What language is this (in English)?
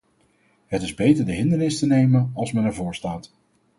Dutch